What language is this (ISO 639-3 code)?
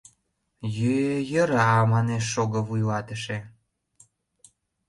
chm